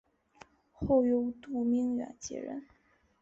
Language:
Chinese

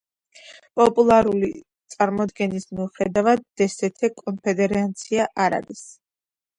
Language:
Georgian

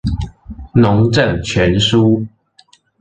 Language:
Chinese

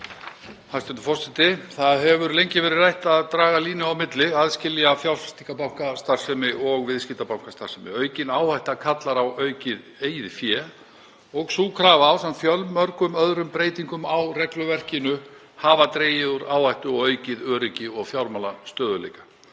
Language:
Icelandic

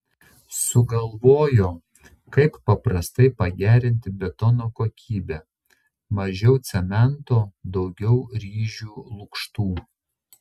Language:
Lithuanian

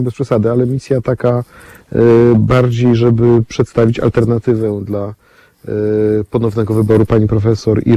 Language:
Polish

